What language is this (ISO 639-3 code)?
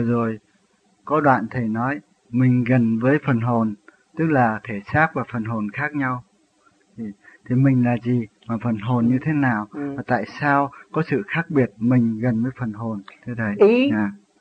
vie